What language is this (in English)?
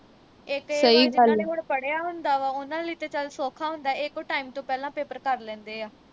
Punjabi